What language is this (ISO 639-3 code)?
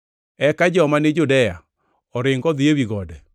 luo